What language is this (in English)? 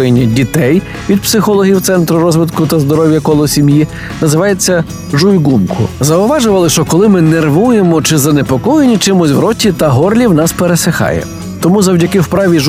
Ukrainian